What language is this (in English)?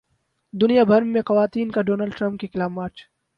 Urdu